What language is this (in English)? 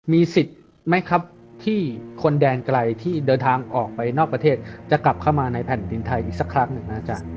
Thai